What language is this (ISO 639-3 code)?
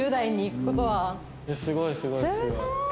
jpn